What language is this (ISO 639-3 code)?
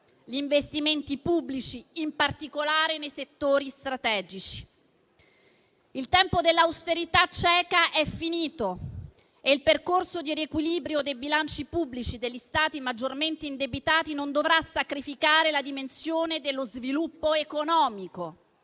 ita